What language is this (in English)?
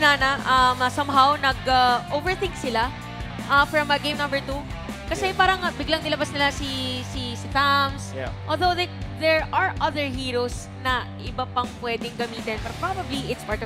Filipino